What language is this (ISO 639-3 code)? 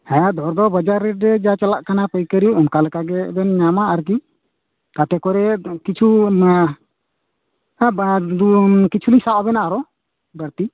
sat